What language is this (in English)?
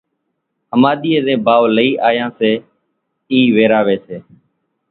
Kachi Koli